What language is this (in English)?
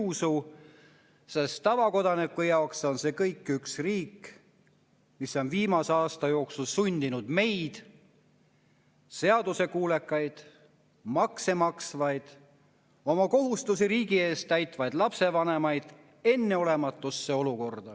Estonian